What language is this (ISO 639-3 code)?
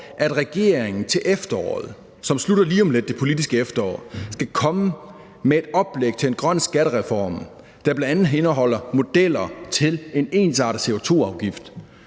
dan